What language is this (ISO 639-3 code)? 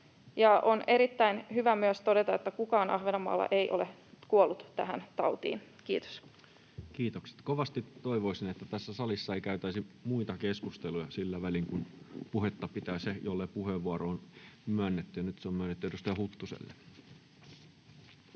fin